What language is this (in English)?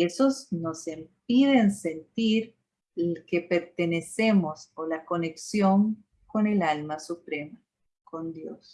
Spanish